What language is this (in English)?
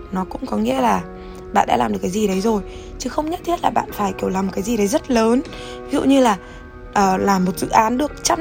Vietnamese